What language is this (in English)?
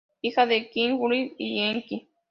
Spanish